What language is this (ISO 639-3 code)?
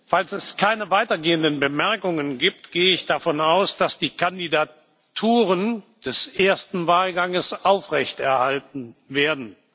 deu